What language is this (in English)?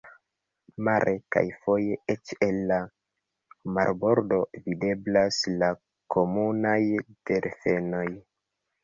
Esperanto